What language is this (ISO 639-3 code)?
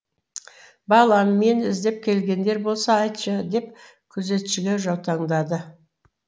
kaz